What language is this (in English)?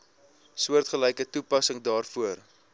Afrikaans